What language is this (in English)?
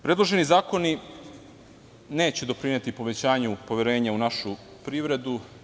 Serbian